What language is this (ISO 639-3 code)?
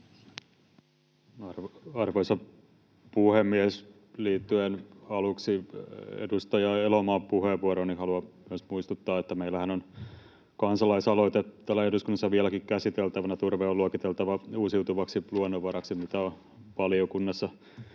fin